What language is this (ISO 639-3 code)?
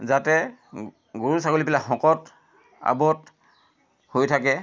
asm